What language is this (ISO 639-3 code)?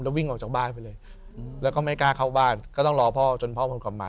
tha